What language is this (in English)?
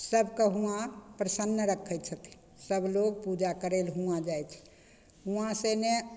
Maithili